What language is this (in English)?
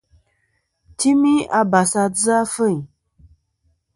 Kom